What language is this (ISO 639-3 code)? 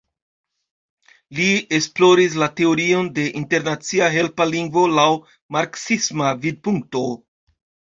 epo